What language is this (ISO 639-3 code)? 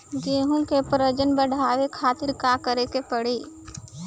bho